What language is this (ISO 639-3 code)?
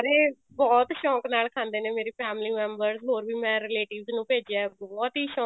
pan